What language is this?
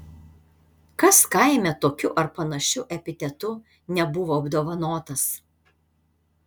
Lithuanian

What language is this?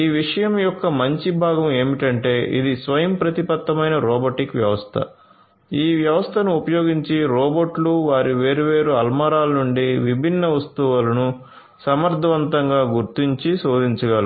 Telugu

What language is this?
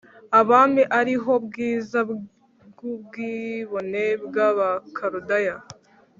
Kinyarwanda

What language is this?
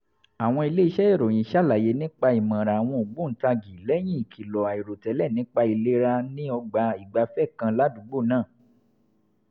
Yoruba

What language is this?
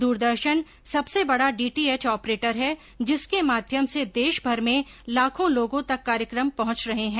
Hindi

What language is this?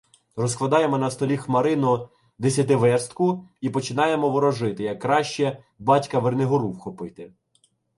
Ukrainian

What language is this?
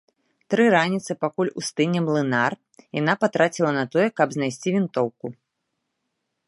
Belarusian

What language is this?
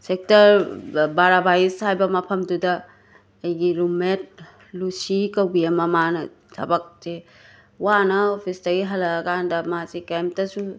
Manipuri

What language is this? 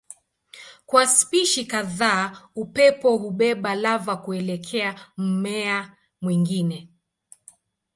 Swahili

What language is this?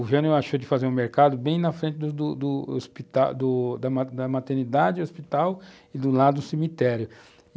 Portuguese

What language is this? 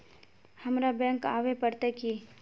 Magahi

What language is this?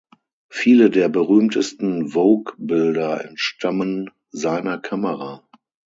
German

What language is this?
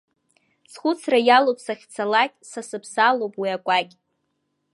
Abkhazian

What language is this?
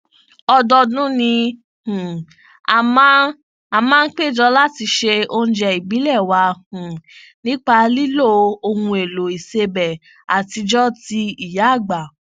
Yoruba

